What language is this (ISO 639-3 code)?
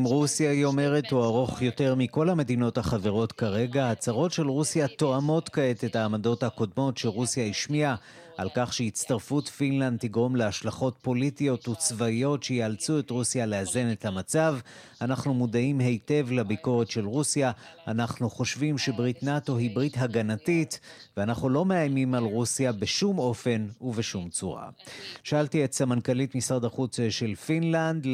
heb